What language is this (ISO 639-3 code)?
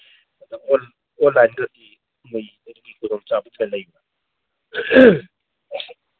mni